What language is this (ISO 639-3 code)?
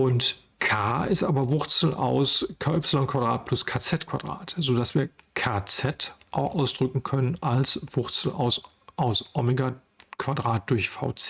deu